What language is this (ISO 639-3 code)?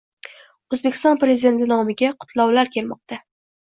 uzb